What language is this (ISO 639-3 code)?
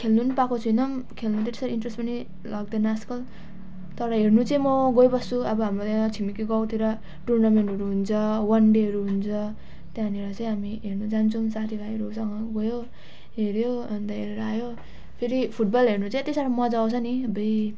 nep